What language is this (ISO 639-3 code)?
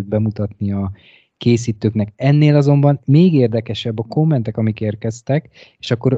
hun